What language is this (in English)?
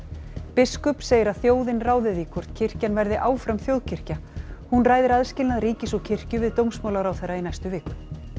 Icelandic